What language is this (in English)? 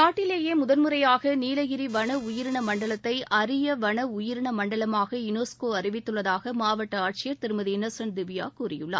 Tamil